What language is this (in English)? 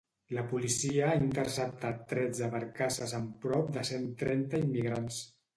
Catalan